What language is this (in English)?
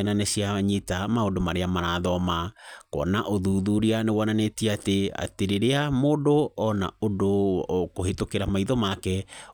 Kikuyu